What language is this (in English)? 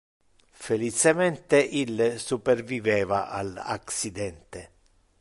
Interlingua